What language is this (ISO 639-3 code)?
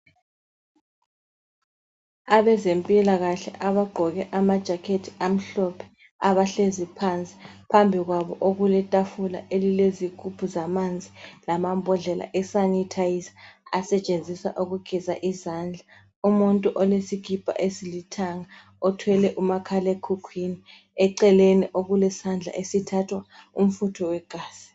nde